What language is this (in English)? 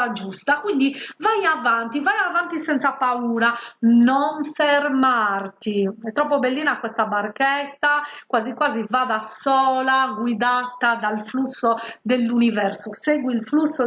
Italian